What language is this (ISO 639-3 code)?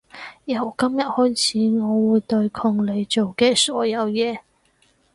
yue